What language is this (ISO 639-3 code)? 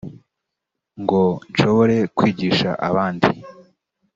kin